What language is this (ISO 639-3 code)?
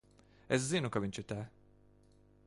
lav